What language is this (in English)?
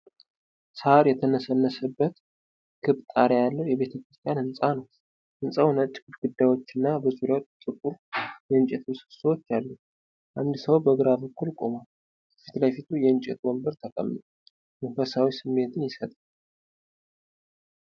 Amharic